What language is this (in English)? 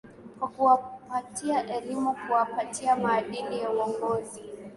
Swahili